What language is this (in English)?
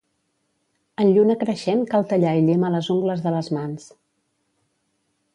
Catalan